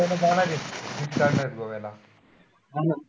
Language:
Marathi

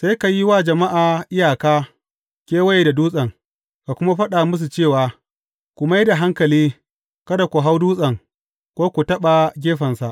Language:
Hausa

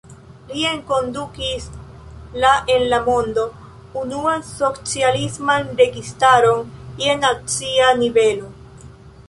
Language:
Esperanto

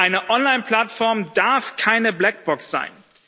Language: German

